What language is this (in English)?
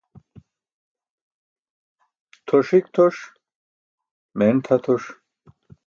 Burushaski